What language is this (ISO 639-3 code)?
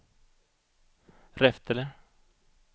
swe